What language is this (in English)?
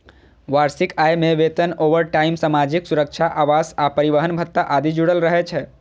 Maithili